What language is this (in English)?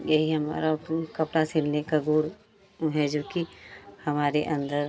Hindi